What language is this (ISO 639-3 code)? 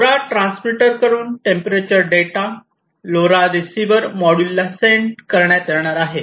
mar